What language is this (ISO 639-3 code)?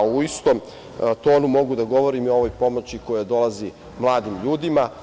srp